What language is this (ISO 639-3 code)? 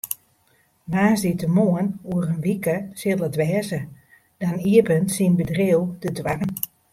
fry